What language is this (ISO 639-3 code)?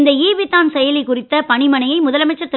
tam